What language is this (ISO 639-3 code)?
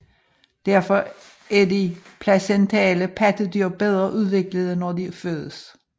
dan